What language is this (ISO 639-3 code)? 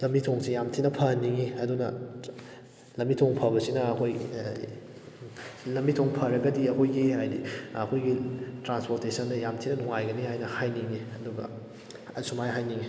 mni